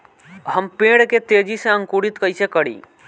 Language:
Bhojpuri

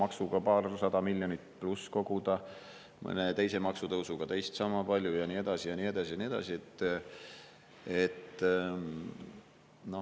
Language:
Estonian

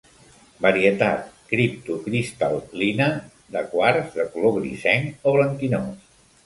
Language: Catalan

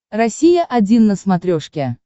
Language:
Russian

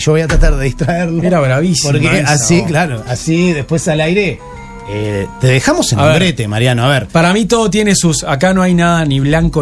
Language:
Spanish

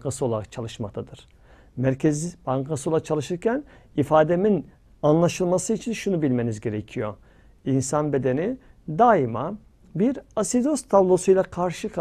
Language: Turkish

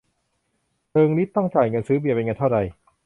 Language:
Thai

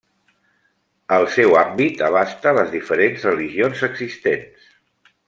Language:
Catalan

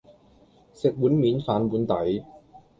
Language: Cantonese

